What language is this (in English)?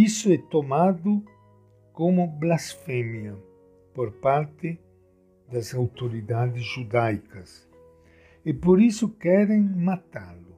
Portuguese